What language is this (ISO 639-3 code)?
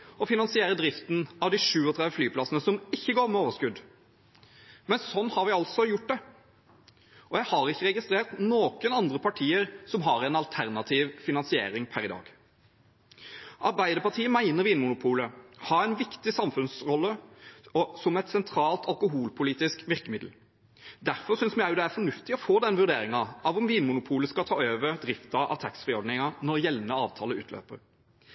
nob